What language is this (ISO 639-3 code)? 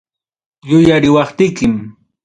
quy